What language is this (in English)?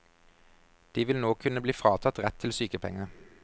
Norwegian